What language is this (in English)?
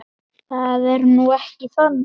Icelandic